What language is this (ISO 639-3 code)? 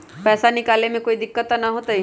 mag